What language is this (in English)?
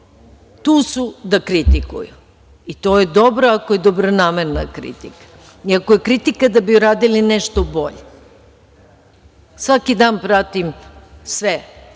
Serbian